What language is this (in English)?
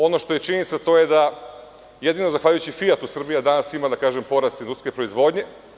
Serbian